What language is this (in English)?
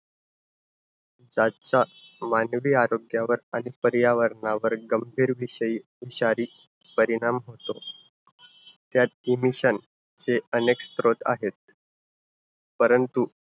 Marathi